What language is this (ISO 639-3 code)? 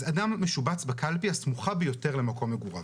heb